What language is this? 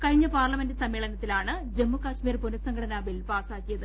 Malayalam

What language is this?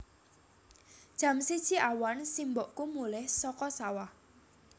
Javanese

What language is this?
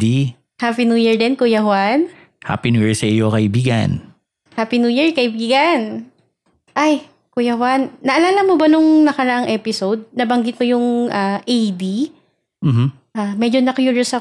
Filipino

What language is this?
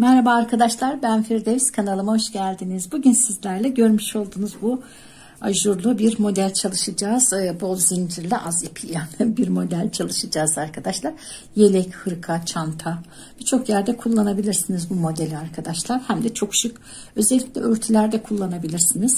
Turkish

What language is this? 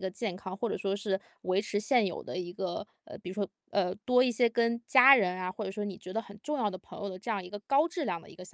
Chinese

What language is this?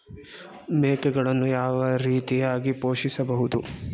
Kannada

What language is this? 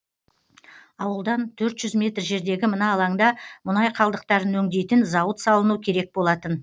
Kazakh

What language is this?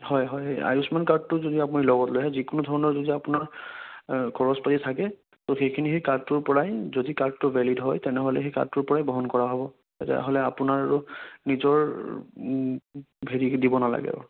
Assamese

